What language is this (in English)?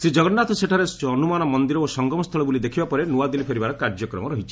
Odia